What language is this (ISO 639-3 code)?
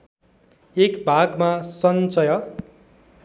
nep